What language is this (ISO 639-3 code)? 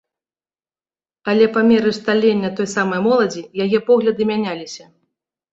bel